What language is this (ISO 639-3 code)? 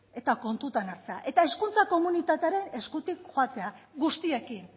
eus